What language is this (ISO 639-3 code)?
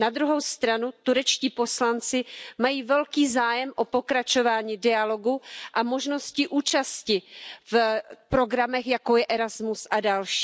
ces